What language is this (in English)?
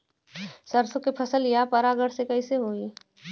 Bhojpuri